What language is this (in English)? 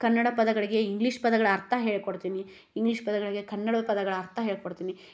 Kannada